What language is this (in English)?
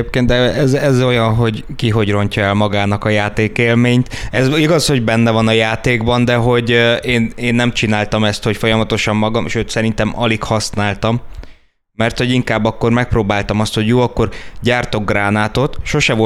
Hungarian